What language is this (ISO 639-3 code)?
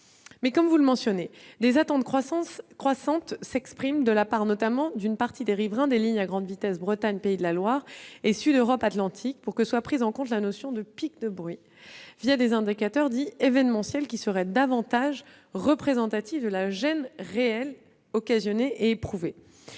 fra